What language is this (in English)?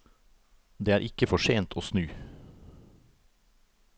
Norwegian